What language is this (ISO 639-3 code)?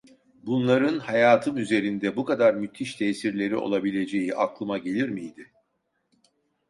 tur